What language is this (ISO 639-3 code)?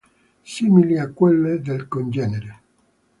ita